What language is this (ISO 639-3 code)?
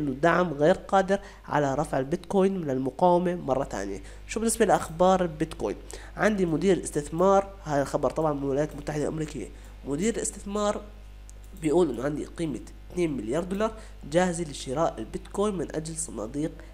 ara